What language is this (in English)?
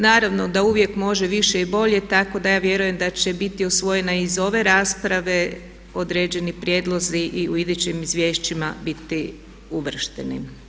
Croatian